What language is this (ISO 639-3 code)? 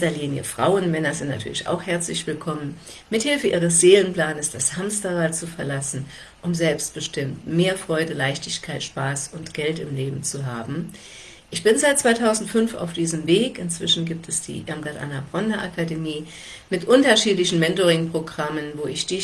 deu